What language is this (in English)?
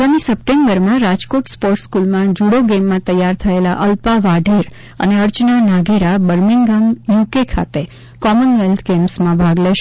Gujarati